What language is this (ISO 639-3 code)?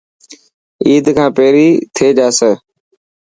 mki